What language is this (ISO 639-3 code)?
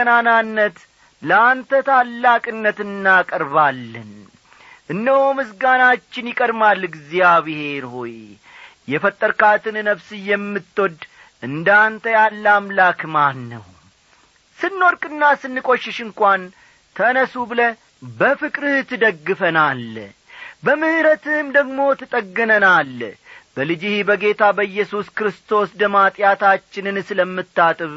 amh